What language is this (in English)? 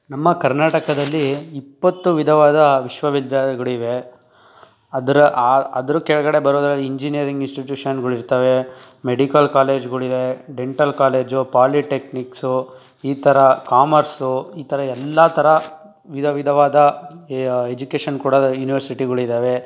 Kannada